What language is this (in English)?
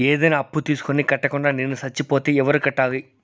Telugu